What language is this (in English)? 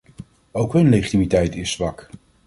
Dutch